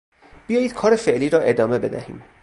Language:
Persian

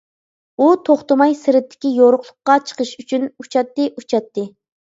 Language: Uyghur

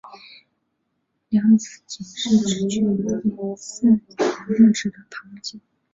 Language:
Chinese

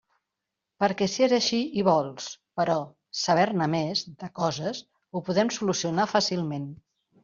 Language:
Catalan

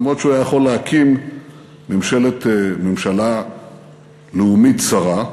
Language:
Hebrew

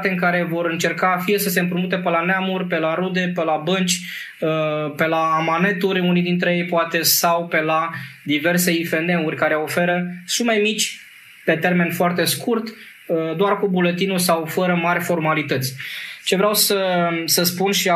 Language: Romanian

